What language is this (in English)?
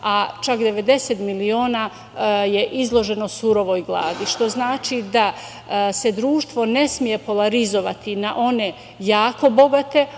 Serbian